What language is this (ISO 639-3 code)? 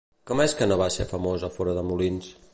cat